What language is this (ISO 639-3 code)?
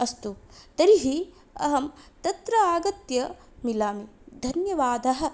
san